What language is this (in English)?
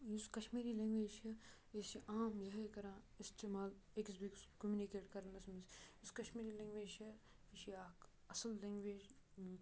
Kashmiri